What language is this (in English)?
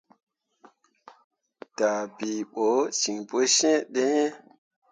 Mundang